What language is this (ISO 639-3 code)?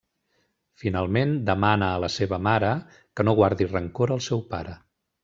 cat